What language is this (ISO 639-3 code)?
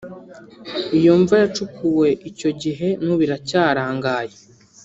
kin